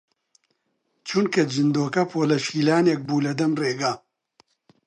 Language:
Central Kurdish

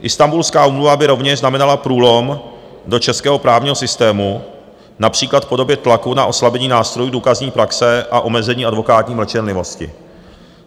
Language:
Czech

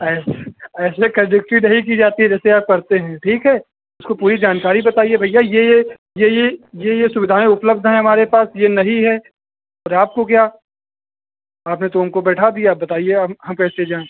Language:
Hindi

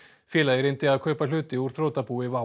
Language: Icelandic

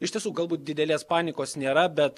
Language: Lithuanian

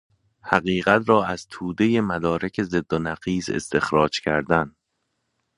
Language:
Persian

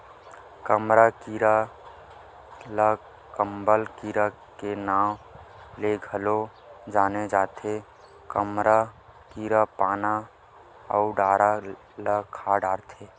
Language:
Chhattisgarhi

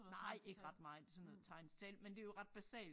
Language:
Danish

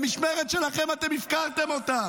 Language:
Hebrew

